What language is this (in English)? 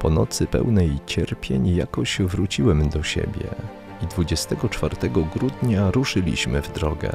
Polish